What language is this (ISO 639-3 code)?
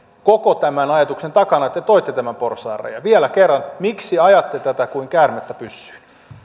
fin